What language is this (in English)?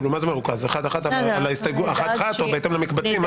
Hebrew